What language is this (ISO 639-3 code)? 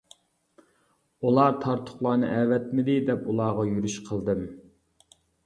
uig